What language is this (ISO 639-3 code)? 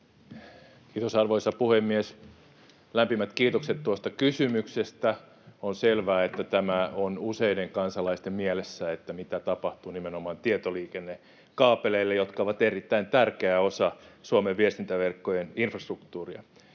fin